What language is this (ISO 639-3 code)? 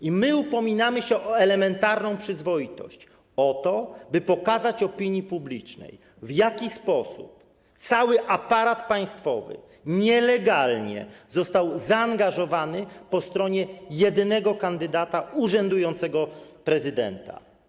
pol